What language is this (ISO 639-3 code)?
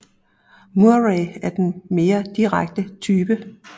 dan